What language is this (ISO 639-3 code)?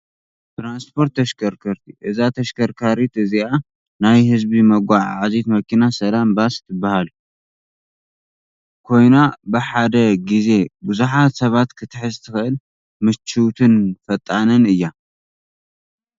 tir